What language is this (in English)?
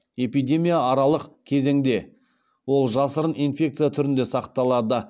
Kazakh